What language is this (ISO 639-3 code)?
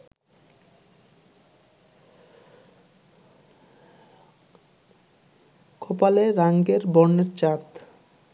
ben